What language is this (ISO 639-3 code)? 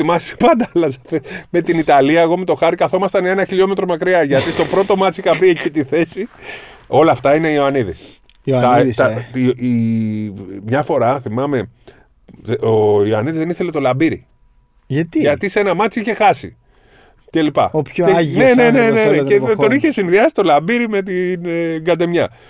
ell